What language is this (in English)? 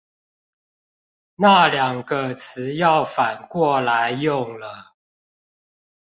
Chinese